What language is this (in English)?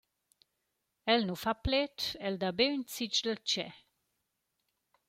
Romansh